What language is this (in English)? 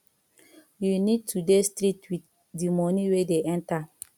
Nigerian Pidgin